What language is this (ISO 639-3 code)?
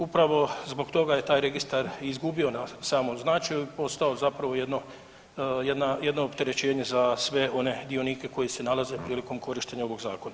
hrv